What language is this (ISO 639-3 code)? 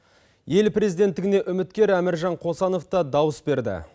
kaz